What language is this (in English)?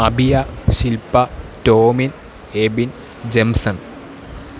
Malayalam